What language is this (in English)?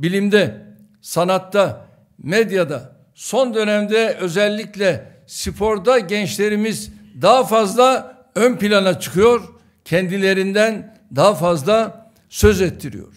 Turkish